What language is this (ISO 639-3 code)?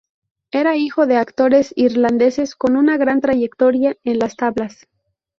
spa